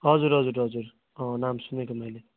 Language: Nepali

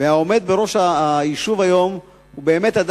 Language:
Hebrew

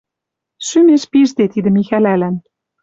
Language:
Western Mari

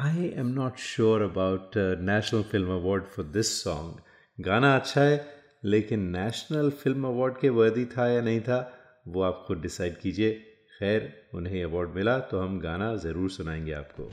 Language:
Hindi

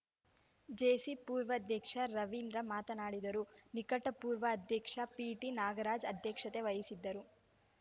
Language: Kannada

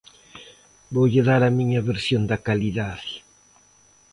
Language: Galician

